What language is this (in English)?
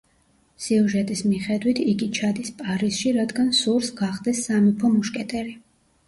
Georgian